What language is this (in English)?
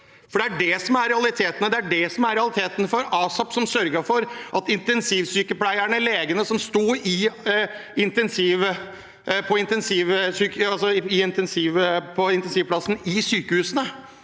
Norwegian